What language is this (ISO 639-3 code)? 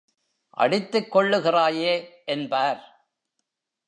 tam